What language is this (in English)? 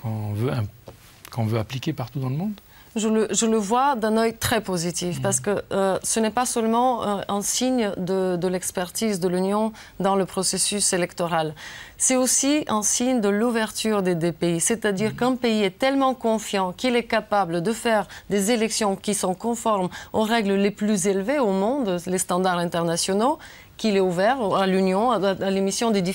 French